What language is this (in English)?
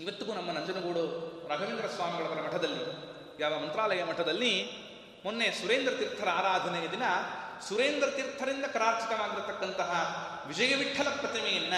Kannada